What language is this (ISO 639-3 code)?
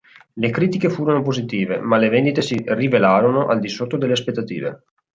ita